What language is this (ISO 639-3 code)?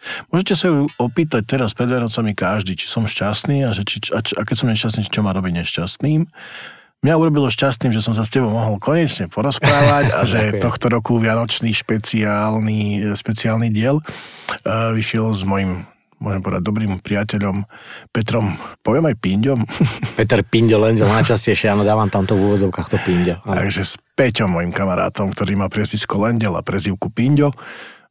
slk